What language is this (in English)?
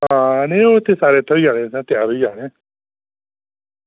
Dogri